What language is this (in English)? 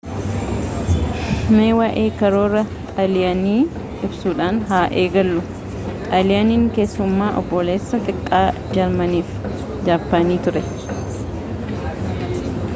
Oromo